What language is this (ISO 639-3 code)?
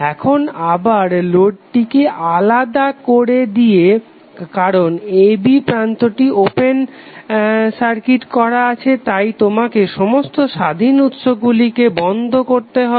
ben